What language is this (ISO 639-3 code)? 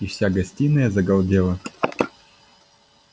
rus